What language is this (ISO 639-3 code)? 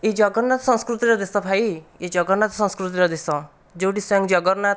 ori